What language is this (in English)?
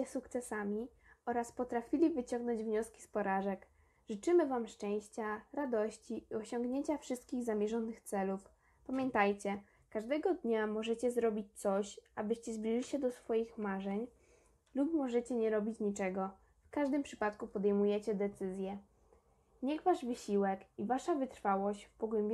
Polish